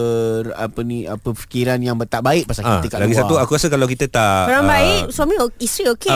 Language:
Malay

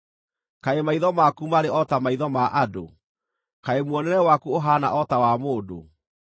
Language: Kikuyu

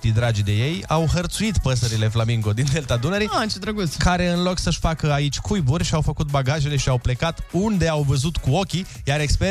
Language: Romanian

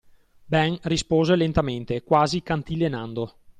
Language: Italian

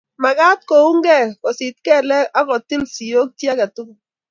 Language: Kalenjin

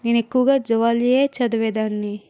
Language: Telugu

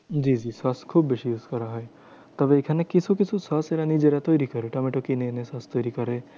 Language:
Bangla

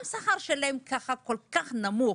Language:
Hebrew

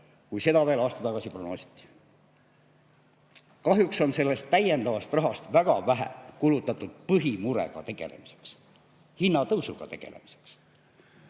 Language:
Estonian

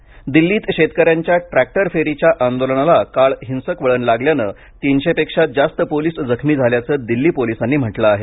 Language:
Marathi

